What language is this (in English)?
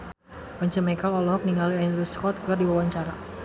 Sundanese